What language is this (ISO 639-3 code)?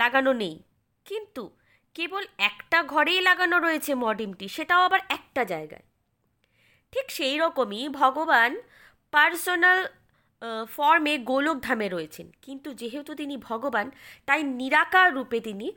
ben